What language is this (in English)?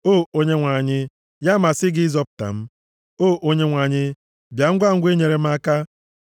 Igbo